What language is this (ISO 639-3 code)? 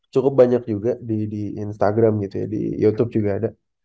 ind